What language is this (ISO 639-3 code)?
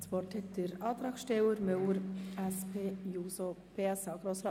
gsw